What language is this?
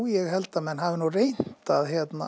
Icelandic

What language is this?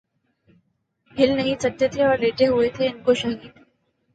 Urdu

